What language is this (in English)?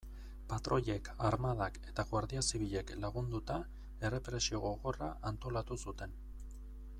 Basque